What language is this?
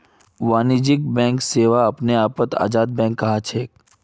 Magahi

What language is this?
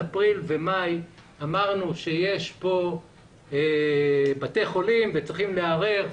Hebrew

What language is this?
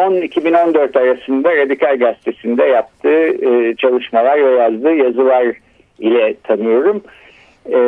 Turkish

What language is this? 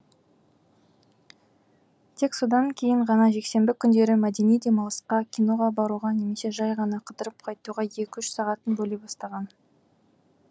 Kazakh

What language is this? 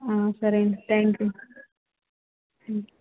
Telugu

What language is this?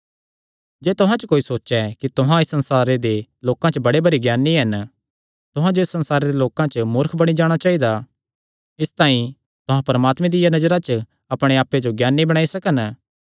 Kangri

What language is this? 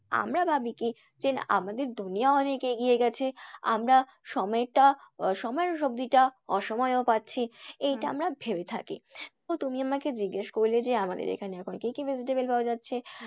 Bangla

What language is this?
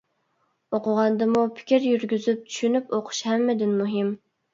Uyghur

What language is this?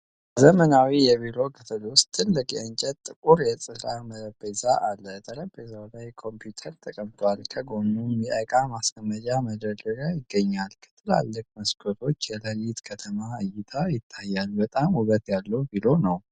Amharic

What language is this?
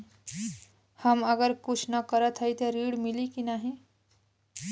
Bhojpuri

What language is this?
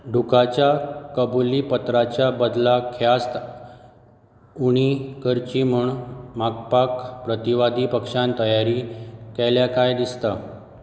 Konkani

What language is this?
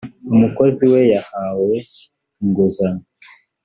Kinyarwanda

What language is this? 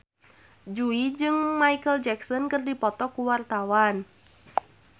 Sundanese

